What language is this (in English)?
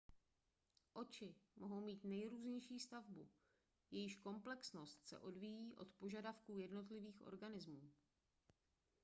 Czech